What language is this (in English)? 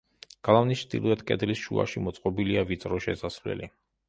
Georgian